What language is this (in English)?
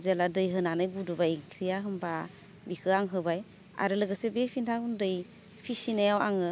Bodo